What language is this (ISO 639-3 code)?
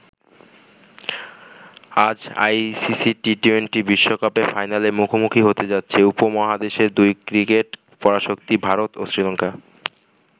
ben